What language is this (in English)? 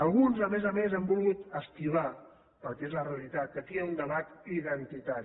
Catalan